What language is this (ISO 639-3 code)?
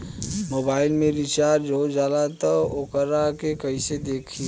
bho